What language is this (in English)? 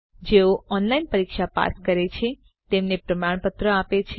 Gujarati